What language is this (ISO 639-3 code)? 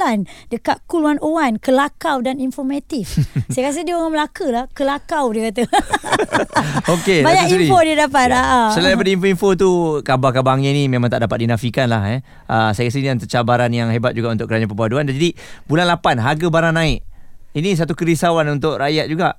msa